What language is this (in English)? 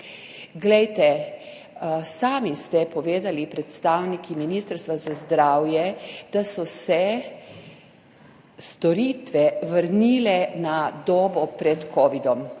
Slovenian